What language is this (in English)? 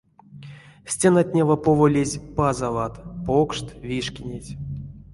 Erzya